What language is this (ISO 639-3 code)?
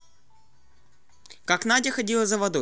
rus